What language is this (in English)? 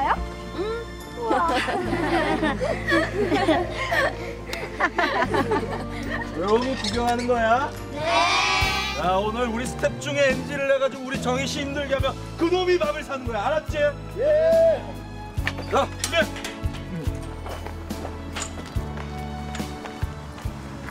Korean